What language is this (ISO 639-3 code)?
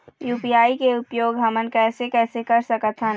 hne